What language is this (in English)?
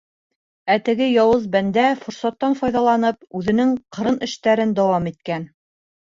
Bashkir